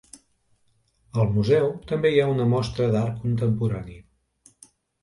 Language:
Catalan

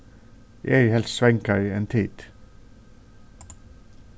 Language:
Faroese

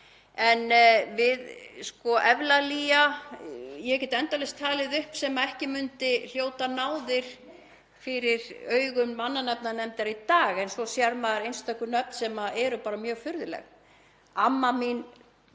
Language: Icelandic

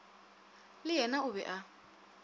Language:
Northern Sotho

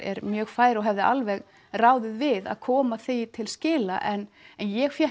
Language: Icelandic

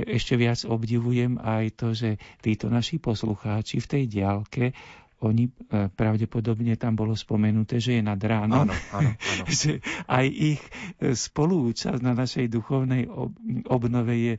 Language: Slovak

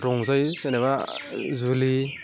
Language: Bodo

